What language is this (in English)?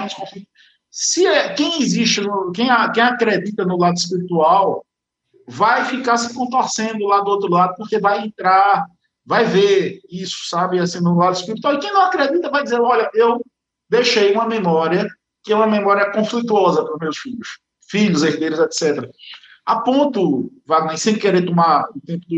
Portuguese